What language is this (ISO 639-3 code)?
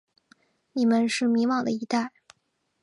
zho